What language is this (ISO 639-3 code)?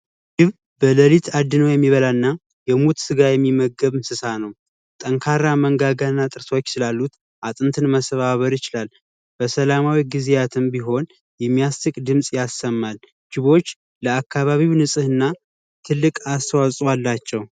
amh